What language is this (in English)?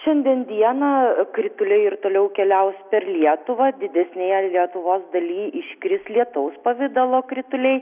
Lithuanian